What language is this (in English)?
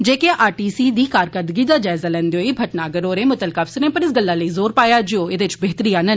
Dogri